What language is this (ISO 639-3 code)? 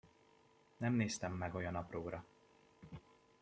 hun